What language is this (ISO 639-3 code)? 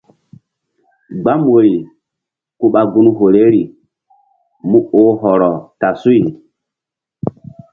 mdd